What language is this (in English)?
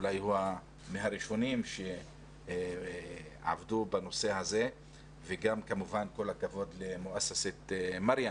Hebrew